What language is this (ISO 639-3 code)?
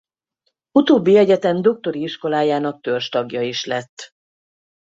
hun